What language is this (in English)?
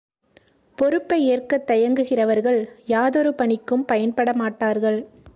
Tamil